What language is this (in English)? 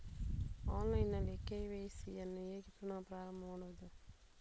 Kannada